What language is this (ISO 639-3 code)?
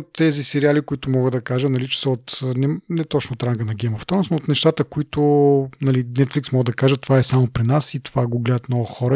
bul